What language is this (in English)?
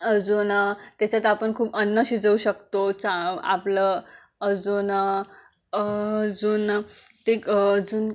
Marathi